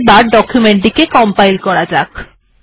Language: Bangla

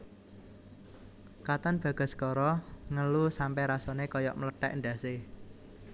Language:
Javanese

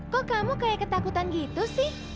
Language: Indonesian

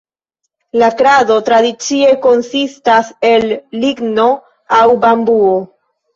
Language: Esperanto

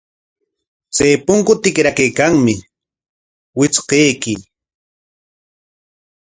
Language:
Corongo Ancash Quechua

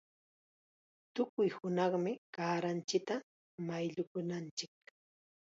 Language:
Chiquián Ancash Quechua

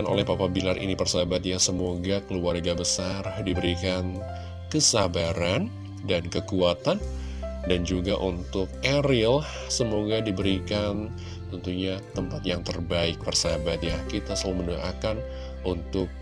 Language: Indonesian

